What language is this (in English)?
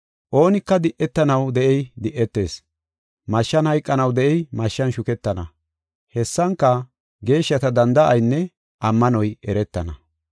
Gofa